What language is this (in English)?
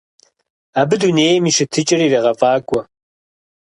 Kabardian